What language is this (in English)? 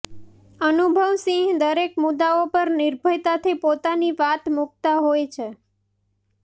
Gujarati